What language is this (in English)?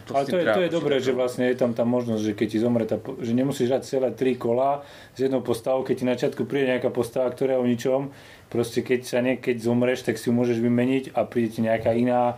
Slovak